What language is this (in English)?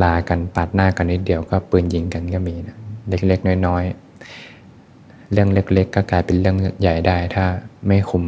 Thai